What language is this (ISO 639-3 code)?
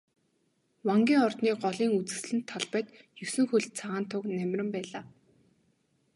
mon